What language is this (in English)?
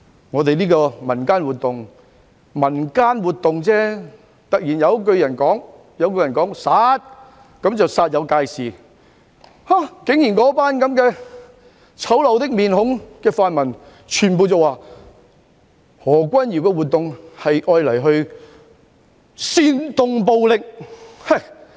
Cantonese